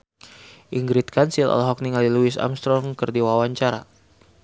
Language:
Sundanese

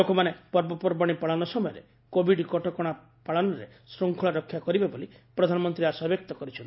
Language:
Odia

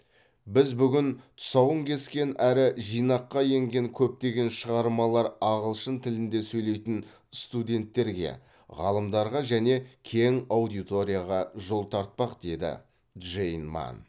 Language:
Kazakh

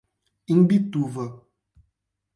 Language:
Portuguese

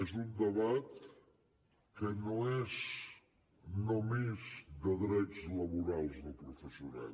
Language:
Catalan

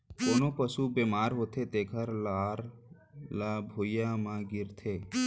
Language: Chhattisgarhi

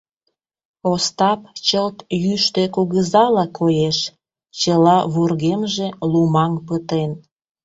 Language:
Mari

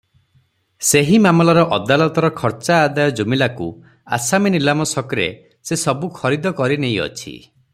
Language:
Odia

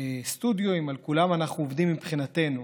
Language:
Hebrew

